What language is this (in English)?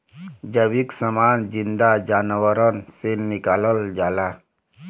Bhojpuri